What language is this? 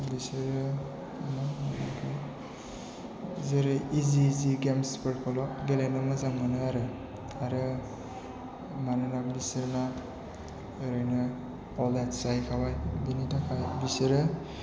Bodo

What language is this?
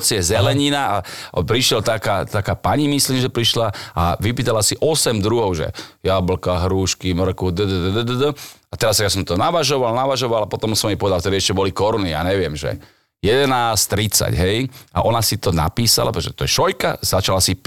Slovak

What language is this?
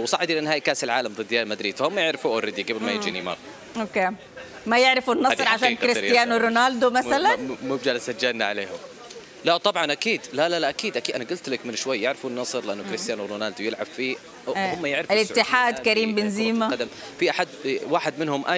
Arabic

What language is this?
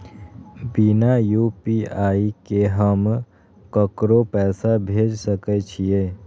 Maithili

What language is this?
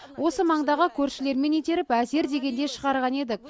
Kazakh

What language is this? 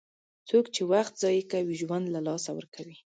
Pashto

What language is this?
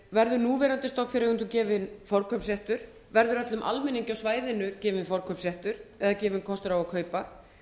Icelandic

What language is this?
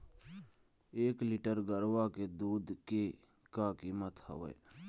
Chhattisgarhi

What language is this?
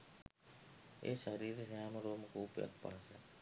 Sinhala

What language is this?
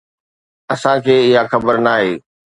Sindhi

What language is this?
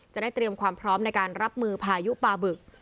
Thai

